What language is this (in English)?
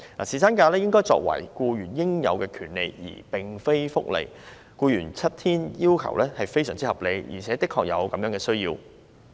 Cantonese